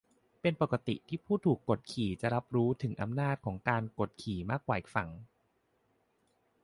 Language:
Thai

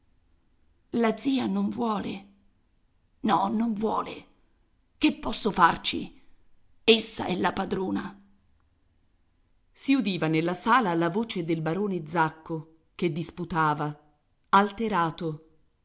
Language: Italian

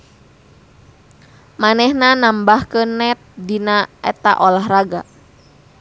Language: Sundanese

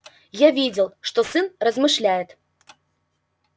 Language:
Russian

